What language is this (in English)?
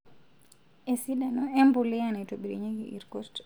Masai